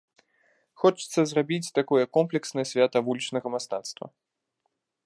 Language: Belarusian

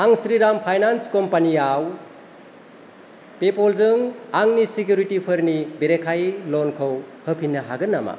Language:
Bodo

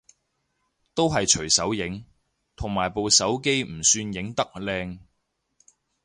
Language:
Cantonese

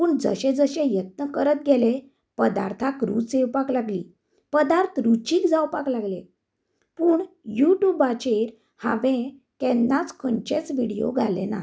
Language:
Konkani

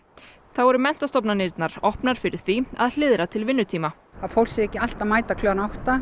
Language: Icelandic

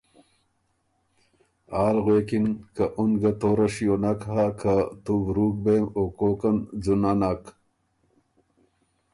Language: Ormuri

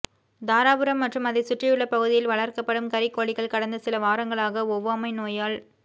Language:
Tamil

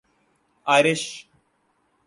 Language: Urdu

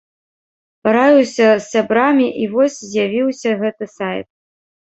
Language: Belarusian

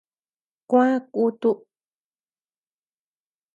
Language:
Tepeuxila Cuicatec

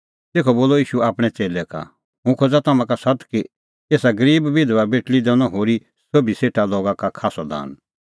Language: Kullu Pahari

